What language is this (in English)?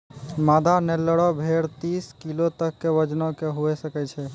Maithili